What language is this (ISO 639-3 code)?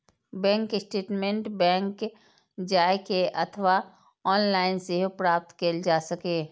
mai